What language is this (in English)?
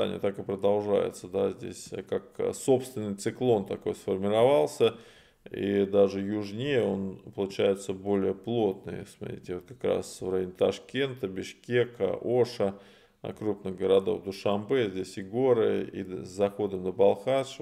Russian